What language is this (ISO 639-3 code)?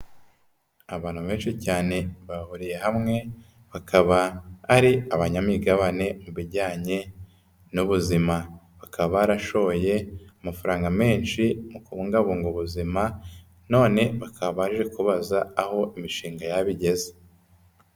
kin